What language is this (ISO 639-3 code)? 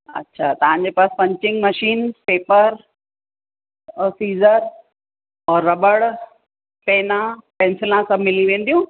snd